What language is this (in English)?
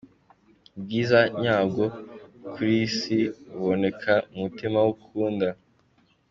Kinyarwanda